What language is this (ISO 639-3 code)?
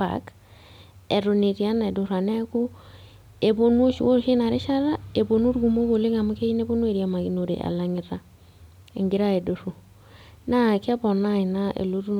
mas